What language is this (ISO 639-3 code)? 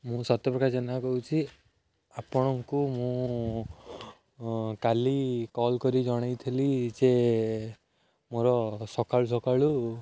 ori